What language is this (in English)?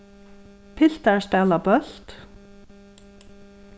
Faroese